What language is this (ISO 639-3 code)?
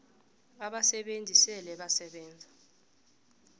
nbl